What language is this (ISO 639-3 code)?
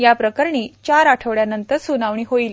mar